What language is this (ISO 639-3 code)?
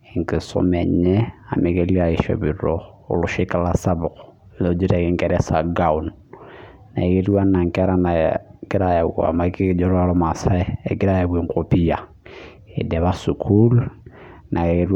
mas